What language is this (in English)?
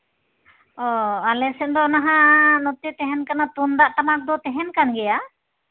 Santali